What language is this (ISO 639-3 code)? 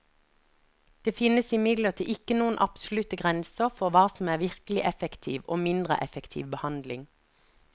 nor